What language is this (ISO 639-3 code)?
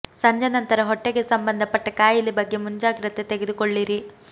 kan